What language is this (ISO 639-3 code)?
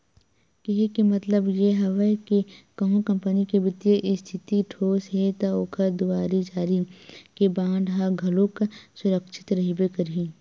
hne